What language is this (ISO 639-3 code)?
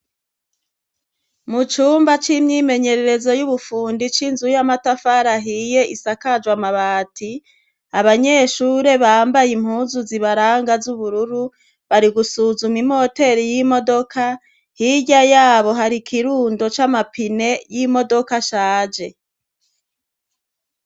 run